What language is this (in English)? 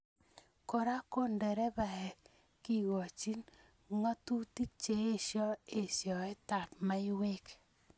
Kalenjin